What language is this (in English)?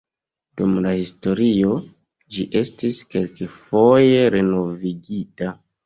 Esperanto